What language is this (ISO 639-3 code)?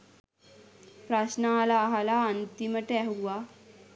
sin